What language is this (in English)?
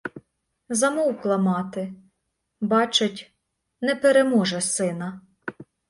Ukrainian